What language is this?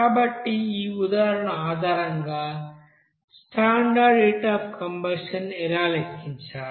Telugu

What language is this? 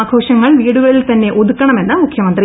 Malayalam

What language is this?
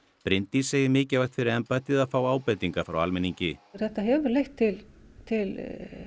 Icelandic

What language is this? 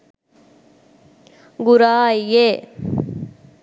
Sinhala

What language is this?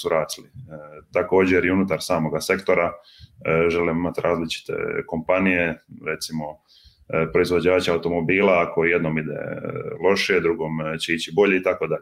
Croatian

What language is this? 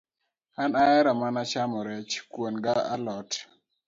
Luo (Kenya and Tanzania)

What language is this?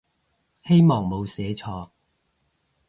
Cantonese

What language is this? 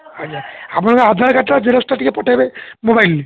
Odia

